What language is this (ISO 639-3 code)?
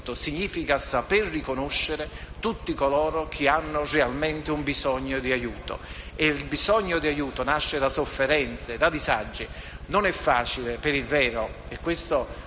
ita